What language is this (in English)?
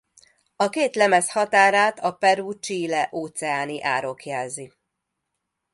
Hungarian